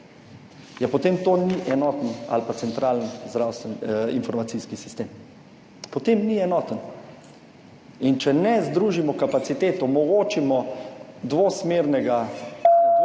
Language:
Slovenian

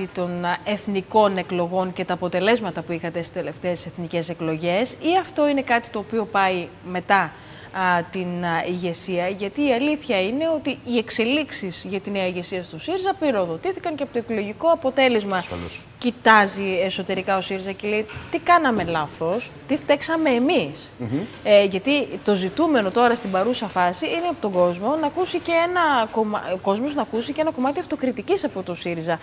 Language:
Greek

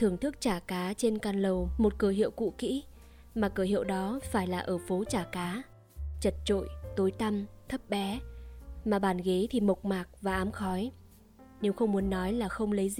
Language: Vietnamese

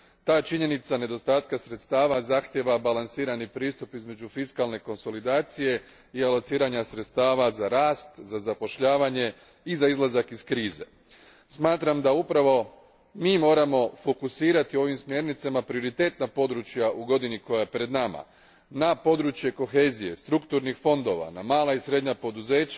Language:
Croatian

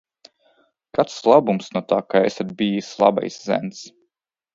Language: Latvian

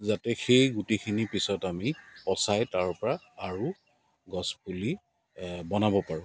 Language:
Assamese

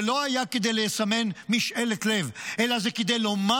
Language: Hebrew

